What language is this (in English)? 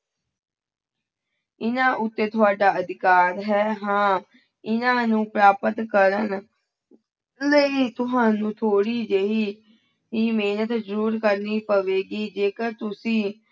Punjabi